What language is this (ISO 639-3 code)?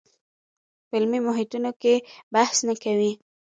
pus